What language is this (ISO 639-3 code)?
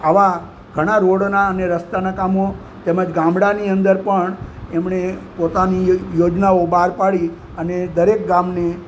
guj